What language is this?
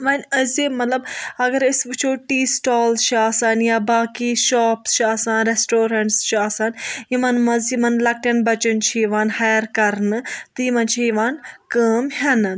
Kashmiri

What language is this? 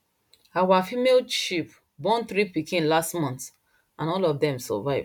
Nigerian Pidgin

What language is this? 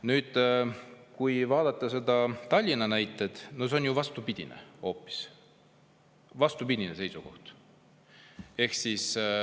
Estonian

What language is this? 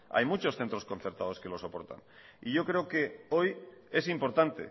Spanish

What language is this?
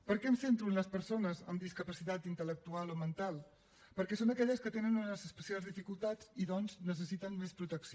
Catalan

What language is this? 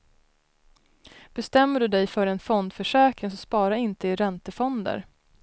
Swedish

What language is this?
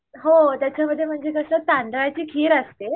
Marathi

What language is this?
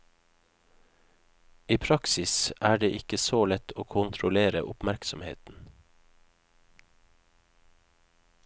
Norwegian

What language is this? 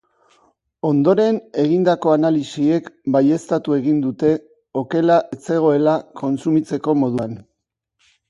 Basque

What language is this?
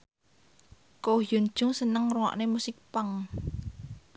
Javanese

